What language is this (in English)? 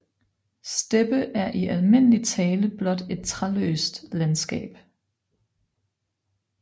Danish